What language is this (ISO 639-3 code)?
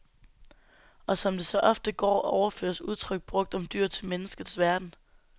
dan